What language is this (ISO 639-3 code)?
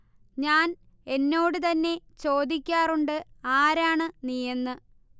mal